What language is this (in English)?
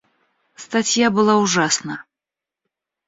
Russian